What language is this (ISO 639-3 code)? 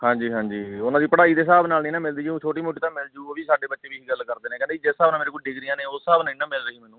pan